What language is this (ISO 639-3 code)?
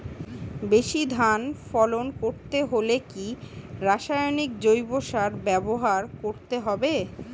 ben